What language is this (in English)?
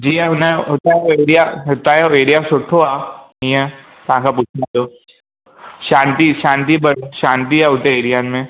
Sindhi